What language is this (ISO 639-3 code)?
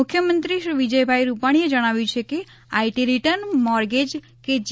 guj